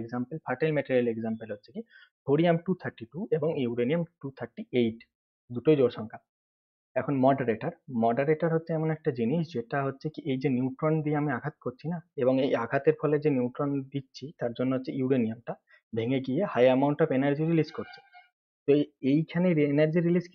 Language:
Hindi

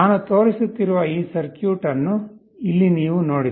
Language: Kannada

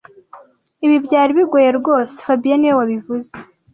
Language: Kinyarwanda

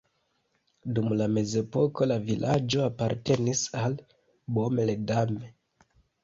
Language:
Esperanto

